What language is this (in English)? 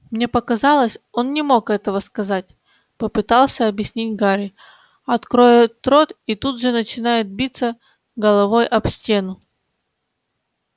Russian